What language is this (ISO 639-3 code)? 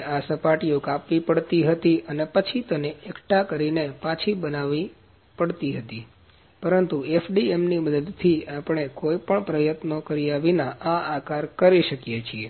guj